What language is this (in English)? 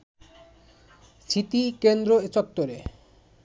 Bangla